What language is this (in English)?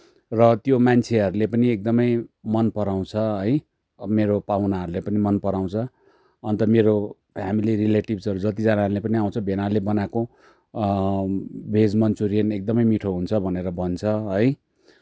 Nepali